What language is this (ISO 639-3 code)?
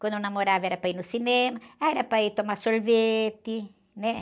por